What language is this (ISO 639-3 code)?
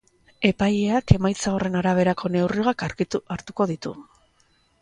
eus